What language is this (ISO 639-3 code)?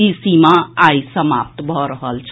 mai